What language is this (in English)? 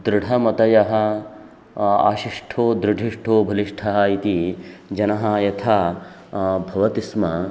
Sanskrit